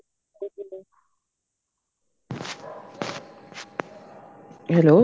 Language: Punjabi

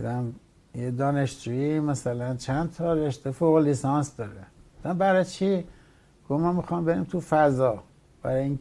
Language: Persian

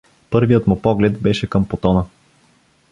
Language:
Bulgarian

